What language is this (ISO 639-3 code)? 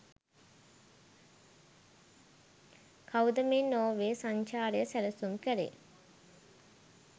sin